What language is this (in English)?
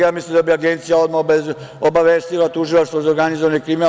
Serbian